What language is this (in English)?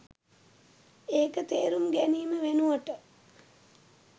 Sinhala